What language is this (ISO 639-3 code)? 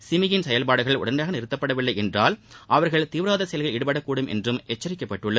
tam